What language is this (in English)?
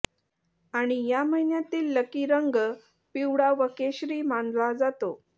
Marathi